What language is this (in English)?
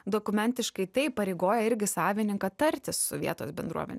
Lithuanian